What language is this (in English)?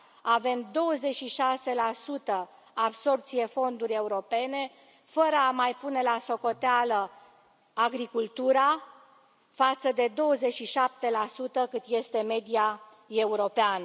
Romanian